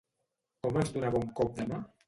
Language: Catalan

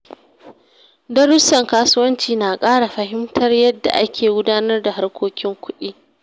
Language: Hausa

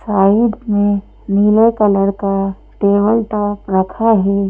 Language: Hindi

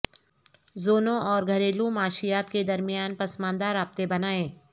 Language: Urdu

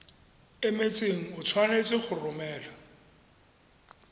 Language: Tswana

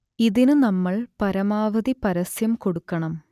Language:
Malayalam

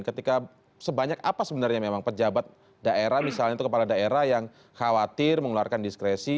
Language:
Indonesian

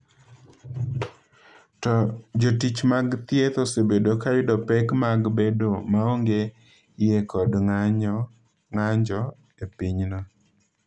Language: Luo (Kenya and Tanzania)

